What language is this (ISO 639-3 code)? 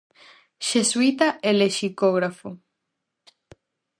glg